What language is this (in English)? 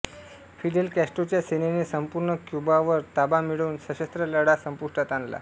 Marathi